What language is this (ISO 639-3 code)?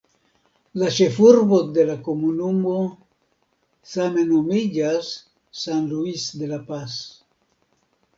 epo